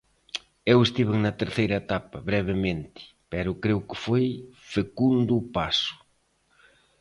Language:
Galician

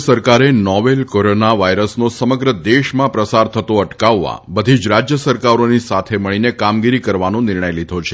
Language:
Gujarati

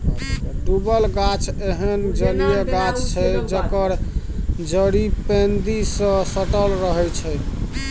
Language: Maithili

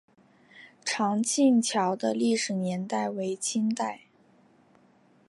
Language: Chinese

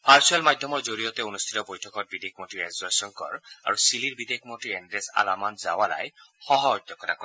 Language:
Assamese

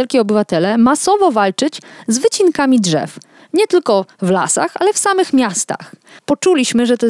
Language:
Polish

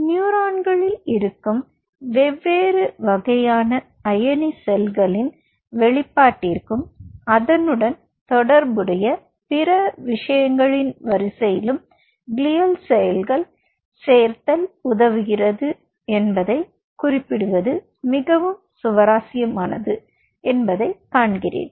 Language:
Tamil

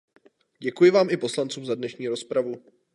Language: Czech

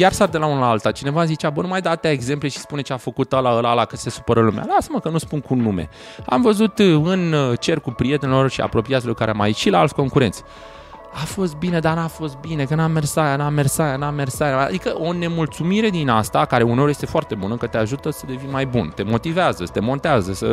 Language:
Romanian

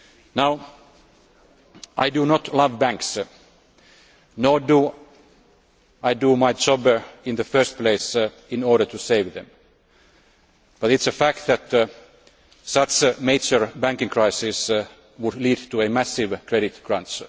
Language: English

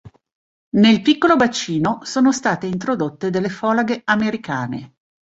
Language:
Italian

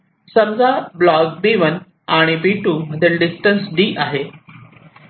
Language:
Marathi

